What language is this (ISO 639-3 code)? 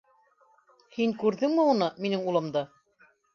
bak